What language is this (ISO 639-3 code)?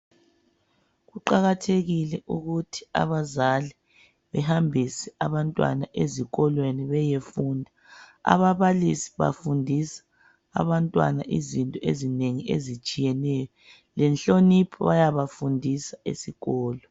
nde